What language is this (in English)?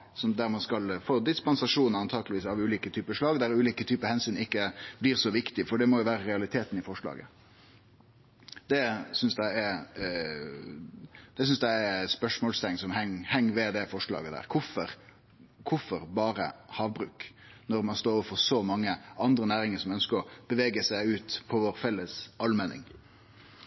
Norwegian Nynorsk